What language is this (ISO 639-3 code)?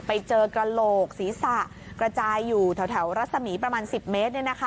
tha